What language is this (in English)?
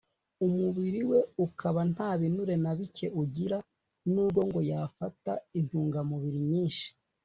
Kinyarwanda